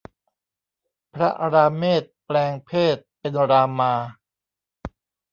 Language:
Thai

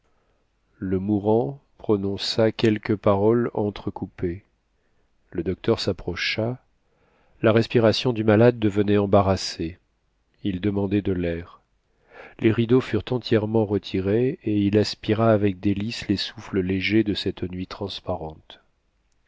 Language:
French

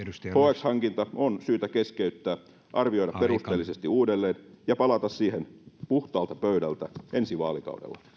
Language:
Finnish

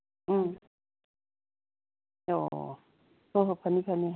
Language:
Manipuri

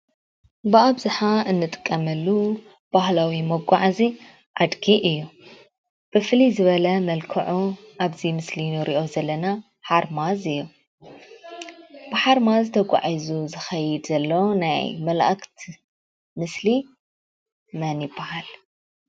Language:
Tigrinya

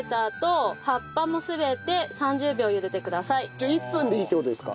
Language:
Japanese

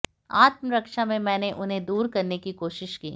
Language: Hindi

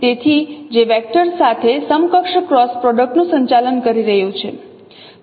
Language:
Gujarati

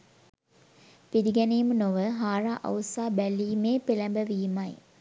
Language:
Sinhala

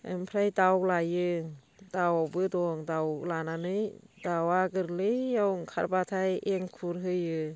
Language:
Bodo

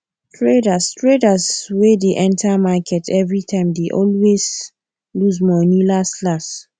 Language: Nigerian Pidgin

